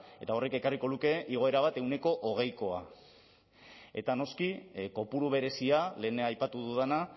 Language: Basque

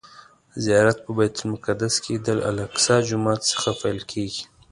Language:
Pashto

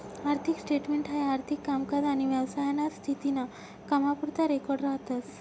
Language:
Marathi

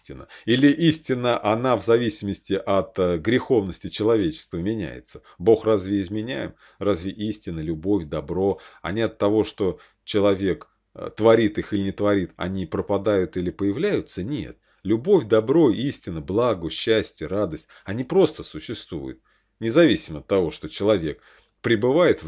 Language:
Russian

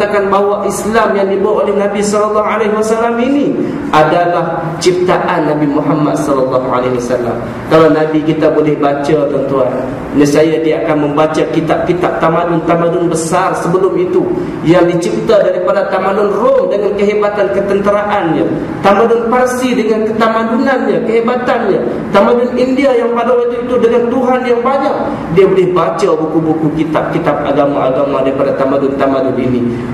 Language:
Malay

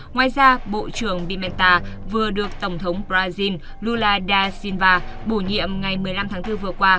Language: Vietnamese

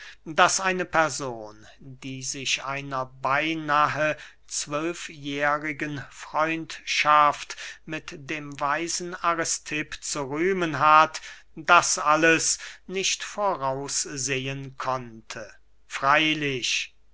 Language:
German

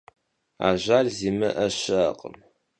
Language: Kabardian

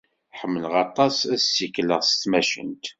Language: Kabyle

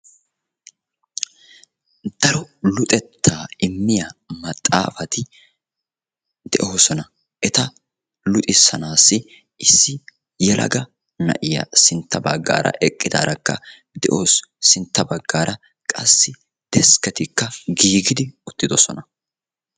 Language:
Wolaytta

